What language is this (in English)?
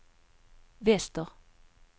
Swedish